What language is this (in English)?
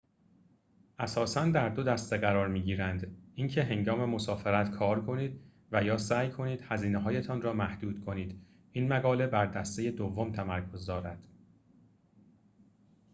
Persian